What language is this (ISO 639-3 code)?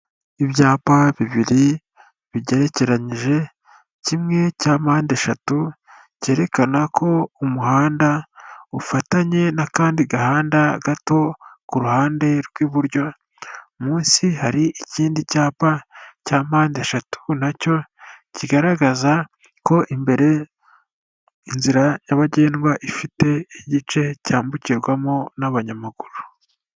kin